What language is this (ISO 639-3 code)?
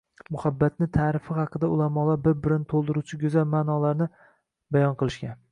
uzb